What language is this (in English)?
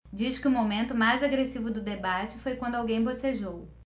Portuguese